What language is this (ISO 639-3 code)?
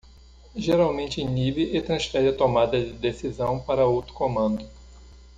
por